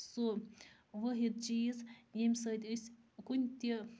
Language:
Kashmiri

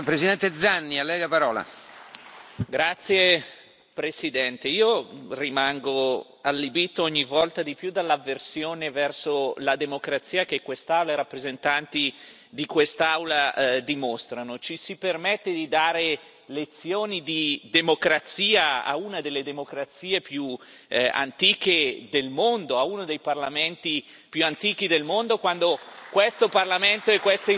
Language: Italian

